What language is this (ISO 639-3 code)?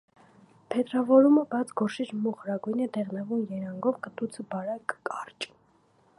hye